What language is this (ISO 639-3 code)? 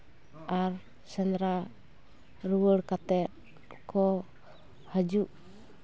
sat